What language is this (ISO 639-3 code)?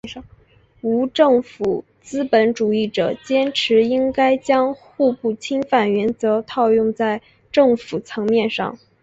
zho